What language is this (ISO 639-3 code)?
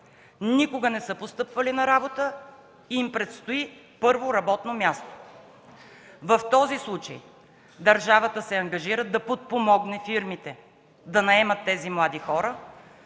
bul